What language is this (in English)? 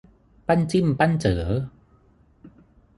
Thai